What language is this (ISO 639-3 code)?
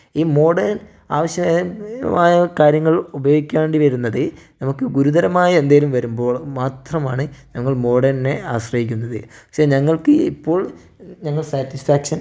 mal